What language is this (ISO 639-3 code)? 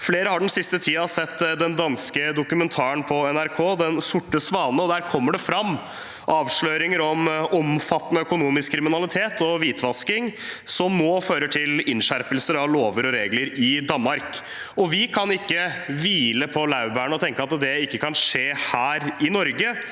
nor